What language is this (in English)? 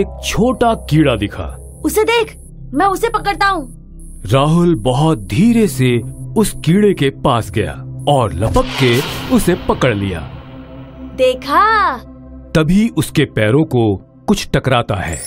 Hindi